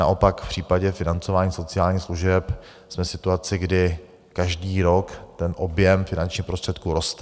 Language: Czech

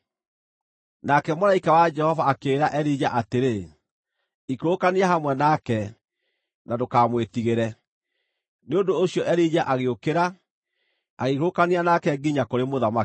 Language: Kikuyu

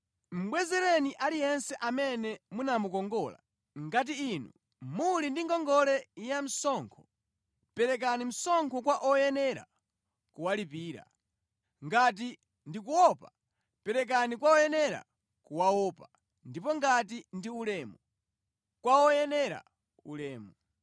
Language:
Nyanja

